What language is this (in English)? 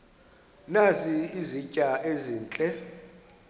Xhosa